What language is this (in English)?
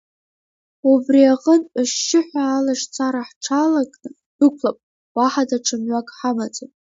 Abkhazian